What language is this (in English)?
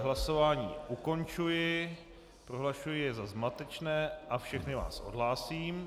Czech